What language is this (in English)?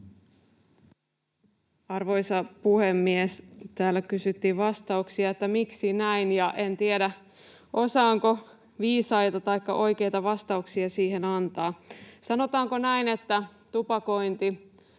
Finnish